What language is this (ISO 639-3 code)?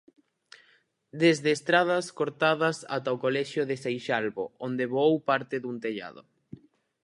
glg